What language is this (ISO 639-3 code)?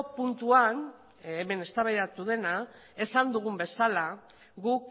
eus